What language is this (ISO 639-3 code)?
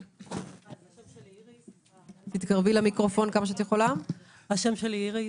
heb